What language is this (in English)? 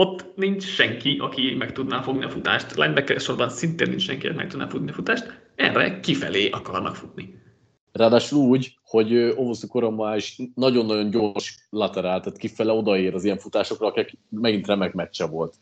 Hungarian